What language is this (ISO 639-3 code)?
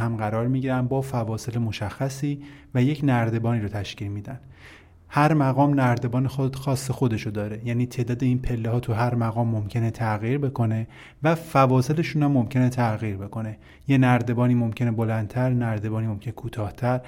fas